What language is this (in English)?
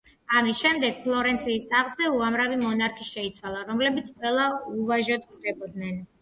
Georgian